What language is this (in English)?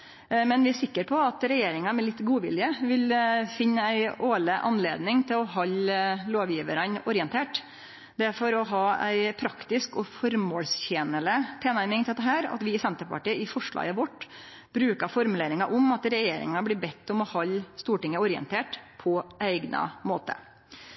Norwegian Nynorsk